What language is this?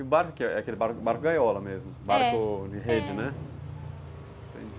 Portuguese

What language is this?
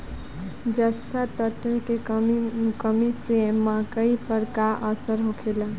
Bhojpuri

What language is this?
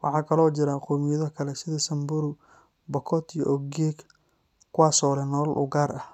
Somali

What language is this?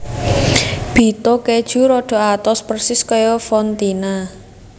Javanese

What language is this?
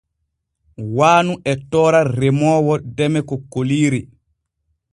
Borgu Fulfulde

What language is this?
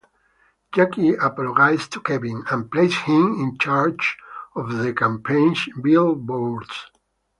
English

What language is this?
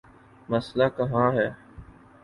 Urdu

